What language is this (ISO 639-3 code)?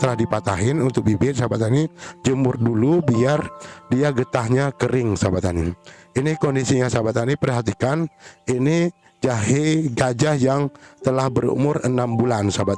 ind